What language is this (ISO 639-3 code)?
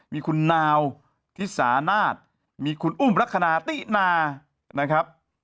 tha